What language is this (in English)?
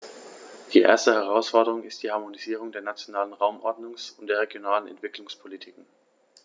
German